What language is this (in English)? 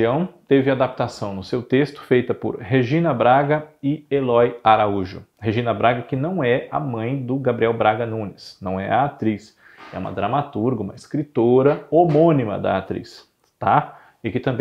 Portuguese